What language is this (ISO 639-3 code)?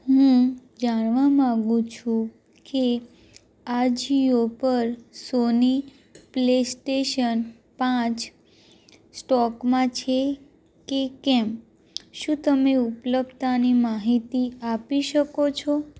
guj